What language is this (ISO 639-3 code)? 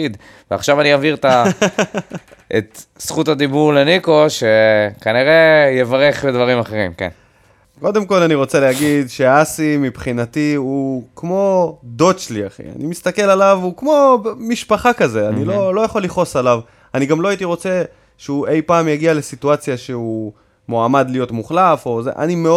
heb